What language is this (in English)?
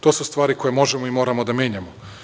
Serbian